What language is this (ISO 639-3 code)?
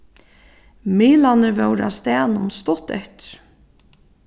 fao